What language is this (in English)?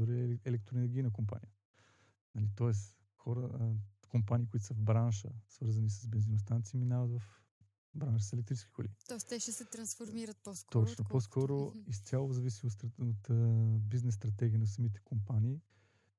Bulgarian